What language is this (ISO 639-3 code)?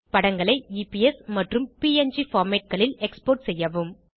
tam